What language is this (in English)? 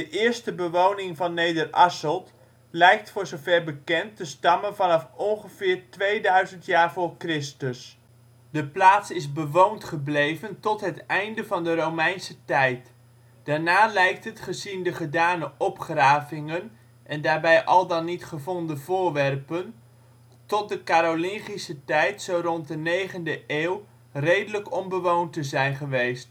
Dutch